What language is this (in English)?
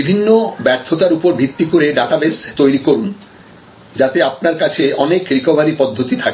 Bangla